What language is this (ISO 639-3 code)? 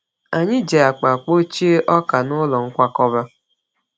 ibo